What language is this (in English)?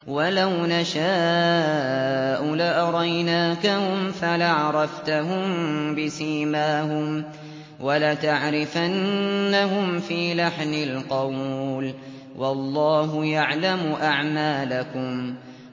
Arabic